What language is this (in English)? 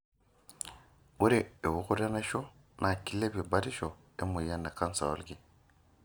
Masai